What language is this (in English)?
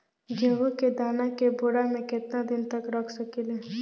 Bhojpuri